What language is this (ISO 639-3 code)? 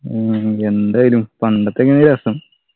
mal